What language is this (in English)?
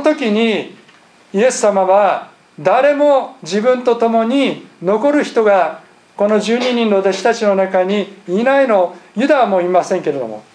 Japanese